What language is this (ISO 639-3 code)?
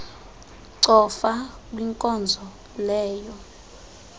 xho